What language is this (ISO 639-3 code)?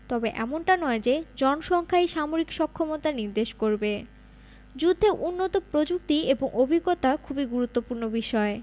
ben